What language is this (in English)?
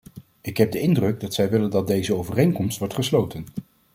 Dutch